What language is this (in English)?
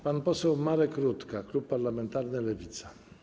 Polish